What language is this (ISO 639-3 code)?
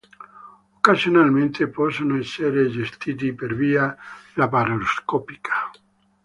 ita